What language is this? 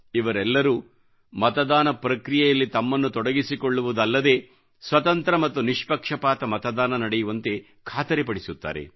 Kannada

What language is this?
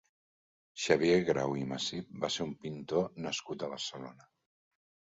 Catalan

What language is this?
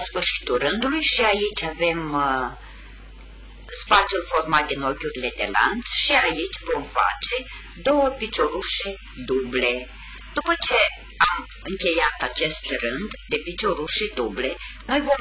Romanian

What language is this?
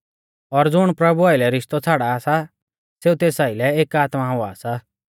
Mahasu Pahari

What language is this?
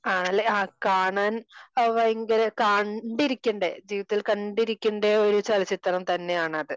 Malayalam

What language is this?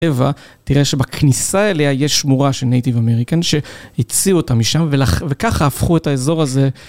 Hebrew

